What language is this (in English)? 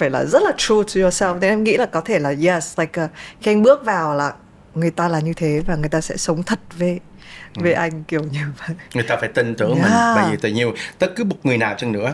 Vietnamese